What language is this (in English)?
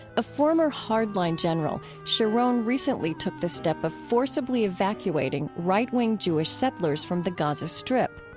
English